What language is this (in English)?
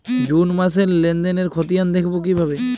Bangla